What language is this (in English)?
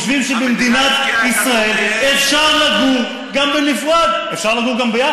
Hebrew